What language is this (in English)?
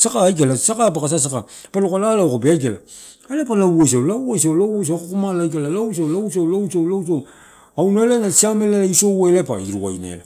Torau